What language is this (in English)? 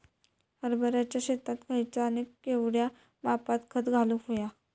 Marathi